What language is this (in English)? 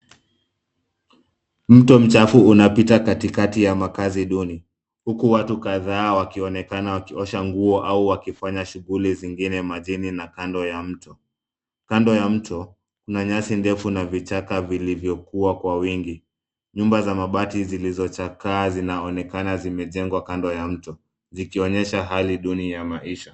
Swahili